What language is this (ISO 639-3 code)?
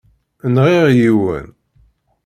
kab